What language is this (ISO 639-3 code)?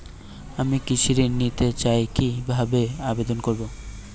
ben